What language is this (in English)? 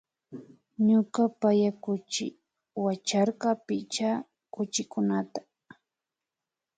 Imbabura Highland Quichua